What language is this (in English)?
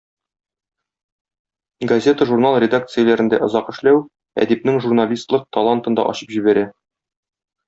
Tatar